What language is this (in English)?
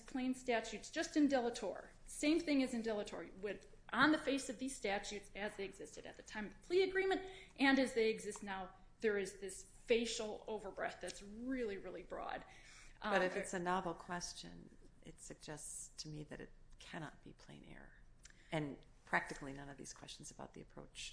English